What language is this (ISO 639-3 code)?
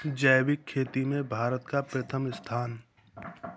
hin